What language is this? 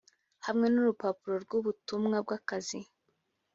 Kinyarwanda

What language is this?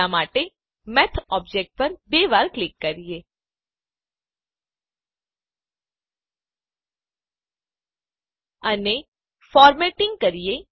Gujarati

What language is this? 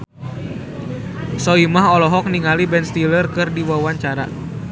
Sundanese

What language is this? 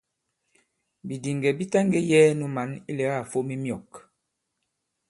Bankon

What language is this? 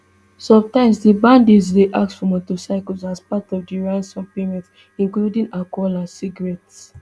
Nigerian Pidgin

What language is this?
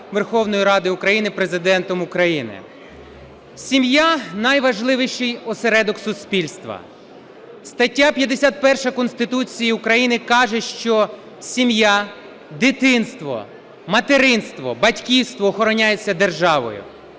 Ukrainian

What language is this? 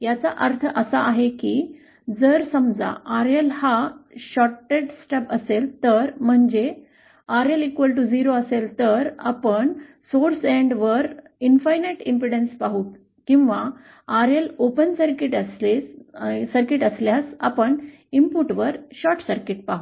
Marathi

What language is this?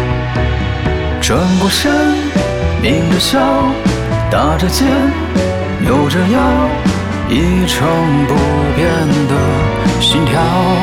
Chinese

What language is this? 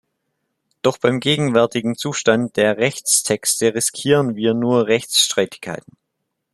German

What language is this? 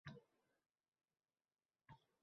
Uzbek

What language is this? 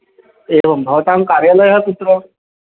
Sanskrit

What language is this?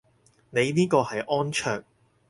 Cantonese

